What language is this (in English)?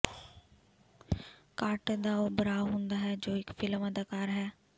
Punjabi